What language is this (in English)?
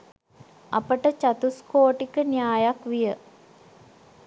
Sinhala